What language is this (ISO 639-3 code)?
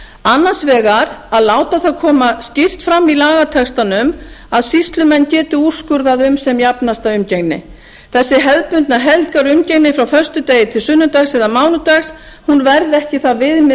isl